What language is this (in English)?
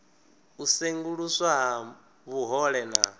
Venda